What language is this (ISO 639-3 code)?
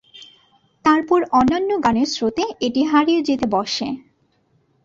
ben